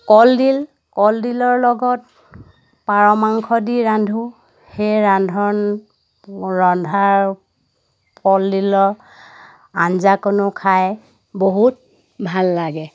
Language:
Assamese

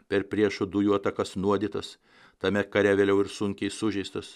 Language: Lithuanian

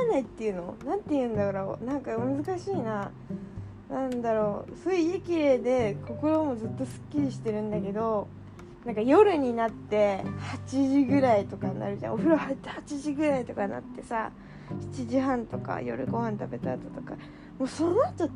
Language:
Japanese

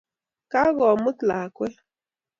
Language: Kalenjin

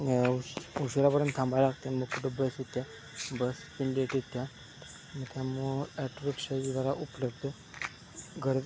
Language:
Marathi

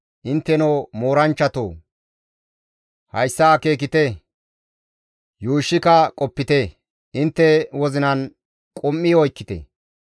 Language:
Gamo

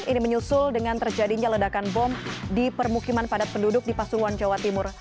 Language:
Indonesian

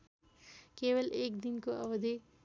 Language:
Nepali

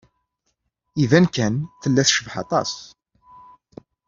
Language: Kabyle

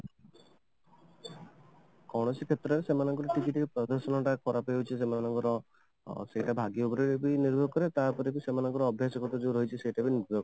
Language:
Odia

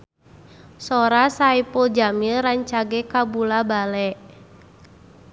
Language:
Sundanese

